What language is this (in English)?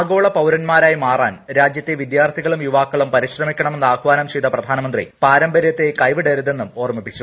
Malayalam